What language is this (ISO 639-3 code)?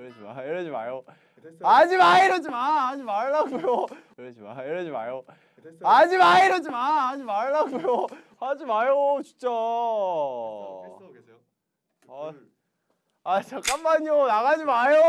kor